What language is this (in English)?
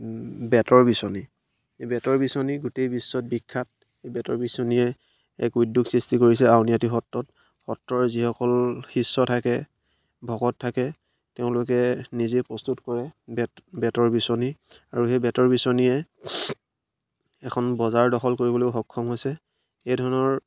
Assamese